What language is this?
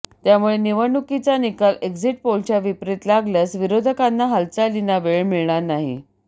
Marathi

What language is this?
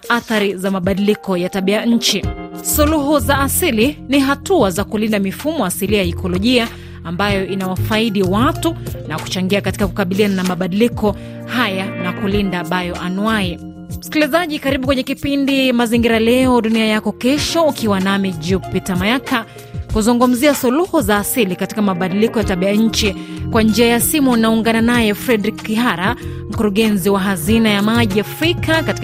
Swahili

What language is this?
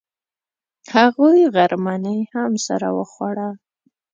Pashto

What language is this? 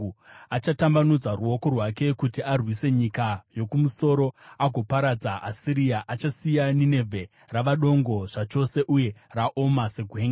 Shona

